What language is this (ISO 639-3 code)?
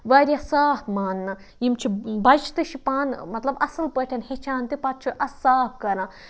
kas